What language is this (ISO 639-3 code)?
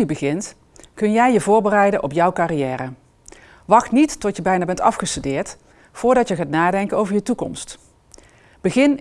nld